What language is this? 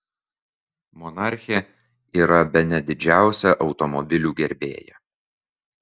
Lithuanian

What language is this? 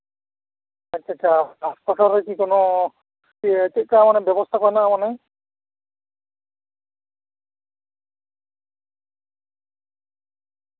Santali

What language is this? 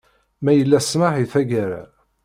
Kabyle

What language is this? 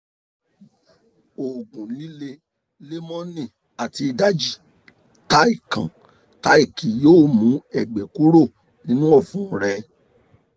Yoruba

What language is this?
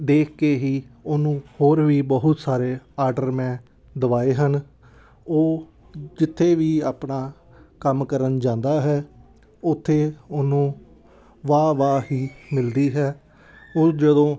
Punjabi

